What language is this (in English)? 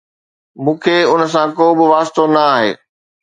Sindhi